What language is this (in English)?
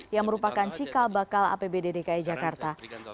Indonesian